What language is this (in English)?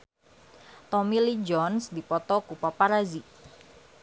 Sundanese